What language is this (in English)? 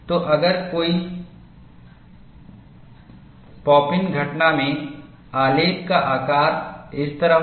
Hindi